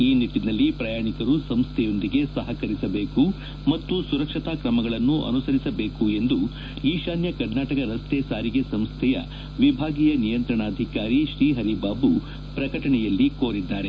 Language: Kannada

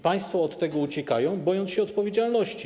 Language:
Polish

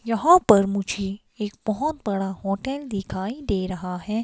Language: Hindi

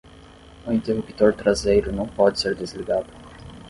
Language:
Portuguese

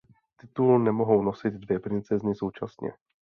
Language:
Czech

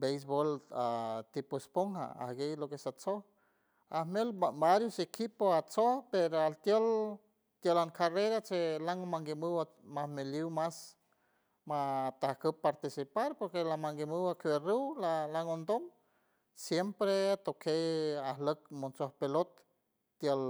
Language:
San Francisco Del Mar Huave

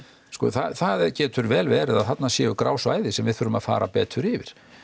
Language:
Icelandic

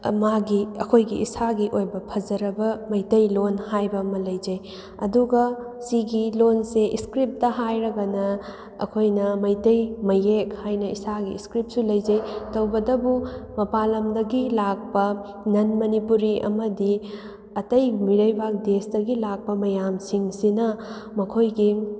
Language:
Manipuri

